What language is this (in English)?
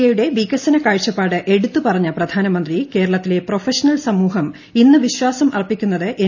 Malayalam